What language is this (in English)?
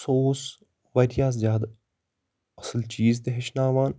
Kashmiri